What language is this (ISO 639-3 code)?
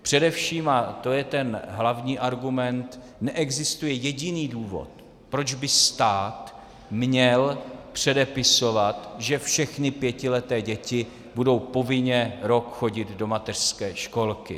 ces